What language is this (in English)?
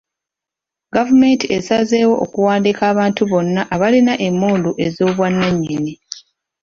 Ganda